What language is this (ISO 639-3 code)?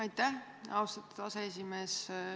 est